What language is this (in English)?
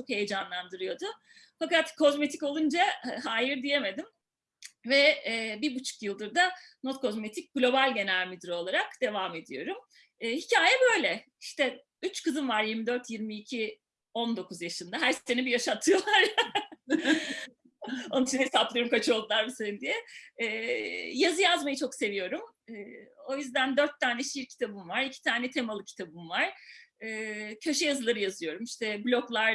Turkish